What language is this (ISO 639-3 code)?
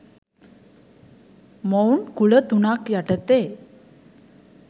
sin